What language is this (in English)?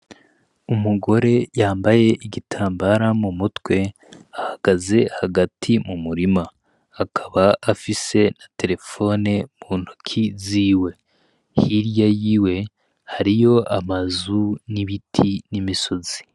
Rundi